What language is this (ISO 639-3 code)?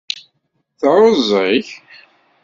kab